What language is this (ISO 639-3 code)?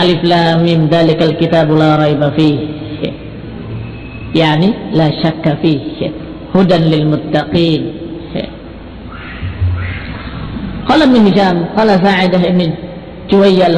ind